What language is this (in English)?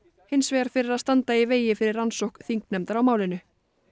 Icelandic